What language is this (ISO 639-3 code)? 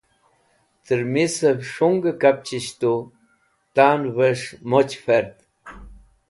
wbl